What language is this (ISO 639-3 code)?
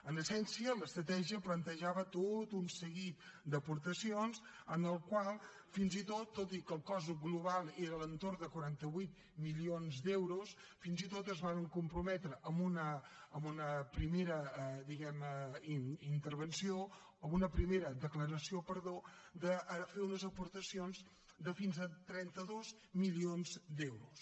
cat